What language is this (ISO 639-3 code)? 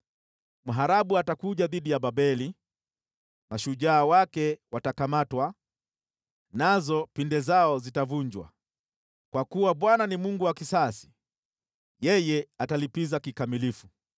swa